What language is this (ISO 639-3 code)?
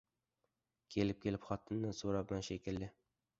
uzb